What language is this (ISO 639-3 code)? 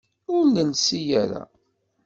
kab